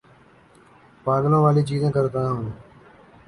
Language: Urdu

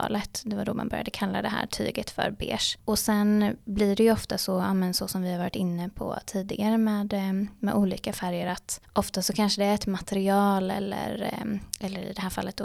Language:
Swedish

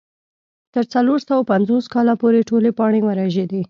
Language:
Pashto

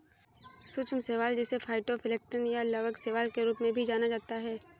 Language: Hindi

